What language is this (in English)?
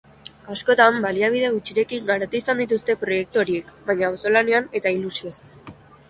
Basque